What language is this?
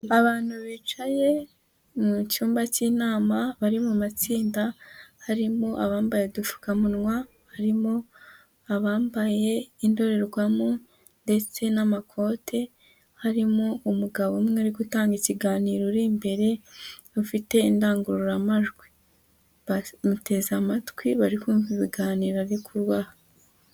Kinyarwanda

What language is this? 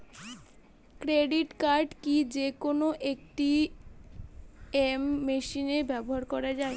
Bangla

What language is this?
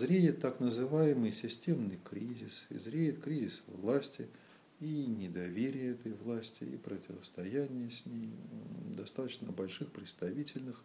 Russian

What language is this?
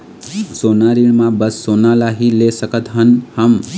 Chhattisgarhi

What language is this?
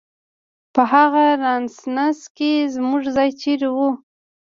Pashto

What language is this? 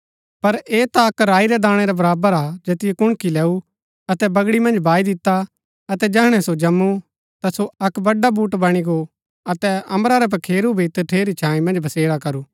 Gaddi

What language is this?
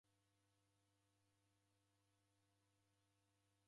Taita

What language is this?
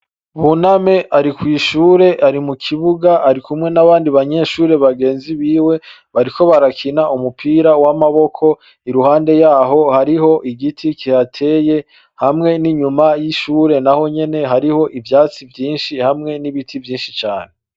Rundi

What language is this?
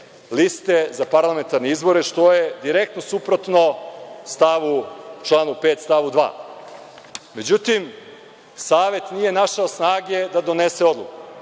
Serbian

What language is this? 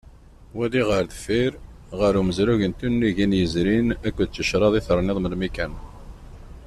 Kabyle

